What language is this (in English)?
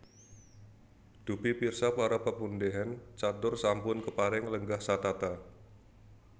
Javanese